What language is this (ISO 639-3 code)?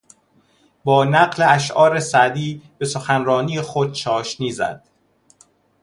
fas